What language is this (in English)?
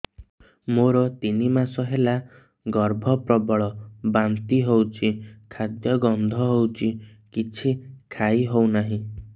Odia